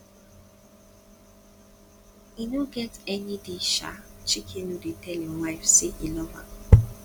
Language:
Nigerian Pidgin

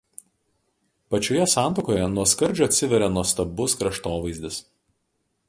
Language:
Lithuanian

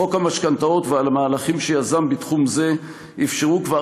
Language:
Hebrew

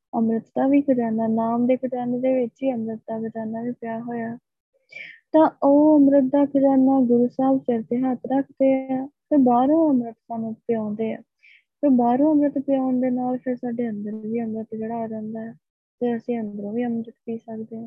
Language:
Punjabi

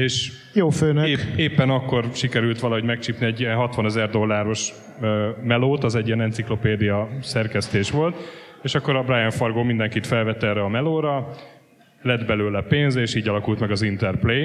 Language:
Hungarian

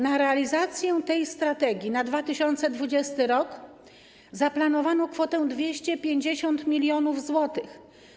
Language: Polish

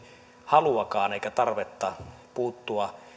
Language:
Finnish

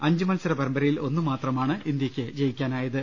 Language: Malayalam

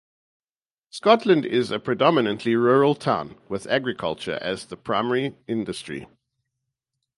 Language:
English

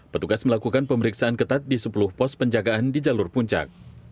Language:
Indonesian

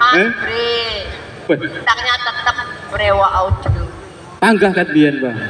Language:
Indonesian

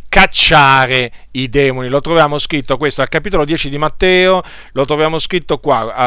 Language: Italian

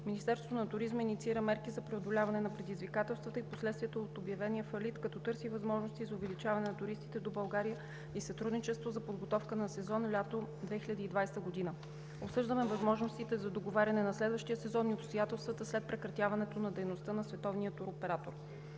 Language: Bulgarian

